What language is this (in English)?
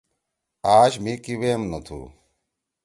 Torwali